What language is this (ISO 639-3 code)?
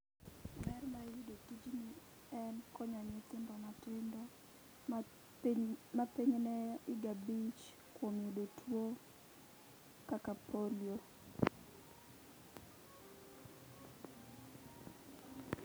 luo